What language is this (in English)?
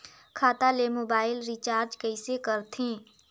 Chhattisgarhi